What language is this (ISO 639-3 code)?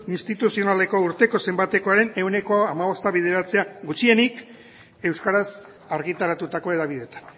eus